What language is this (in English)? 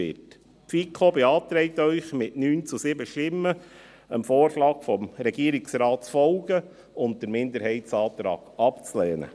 Swiss German